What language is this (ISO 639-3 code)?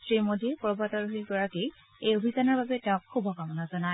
asm